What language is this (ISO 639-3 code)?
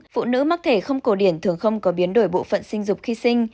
vie